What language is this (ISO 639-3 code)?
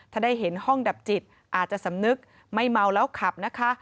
tha